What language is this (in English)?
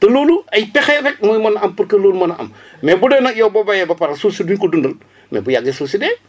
Wolof